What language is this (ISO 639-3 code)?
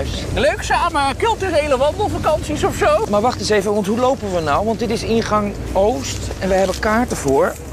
nld